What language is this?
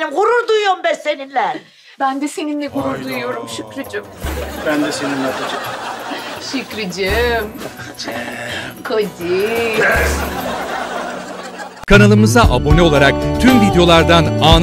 Turkish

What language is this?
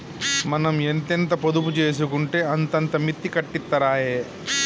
Telugu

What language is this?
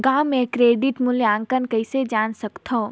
Chhattisgarhi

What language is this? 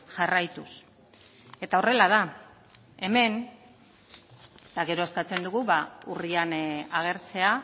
Basque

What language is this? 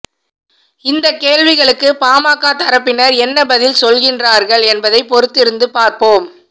Tamil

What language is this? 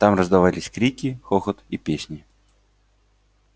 Russian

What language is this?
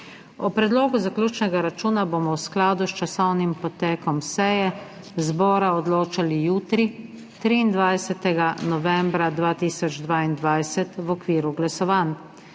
Slovenian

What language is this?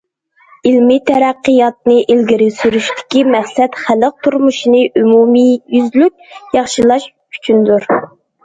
Uyghur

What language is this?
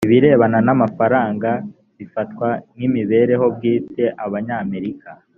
Kinyarwanda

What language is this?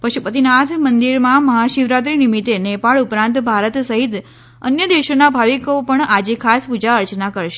Gujarati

